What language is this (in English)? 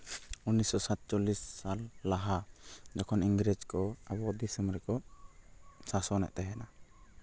Santali